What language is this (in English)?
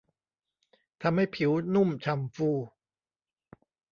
Thai